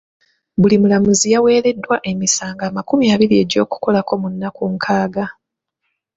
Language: Ganda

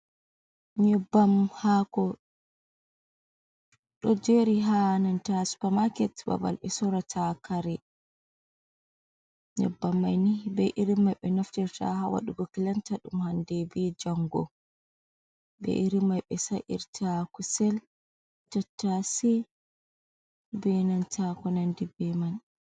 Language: Fula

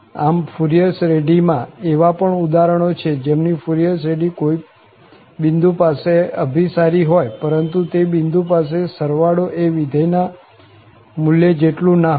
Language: Gujarati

